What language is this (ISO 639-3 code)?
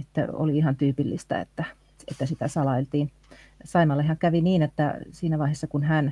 fin